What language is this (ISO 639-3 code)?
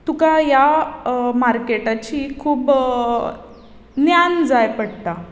kok